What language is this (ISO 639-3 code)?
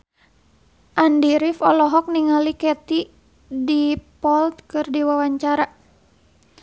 sun